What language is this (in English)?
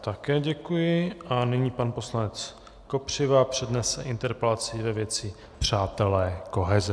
Czech